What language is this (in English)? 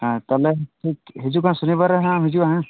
Santali